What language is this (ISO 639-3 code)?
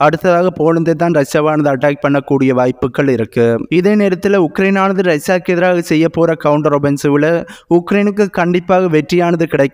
tam